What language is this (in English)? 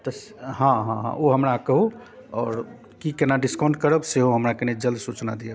Maithili